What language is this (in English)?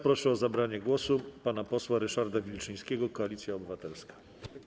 Polish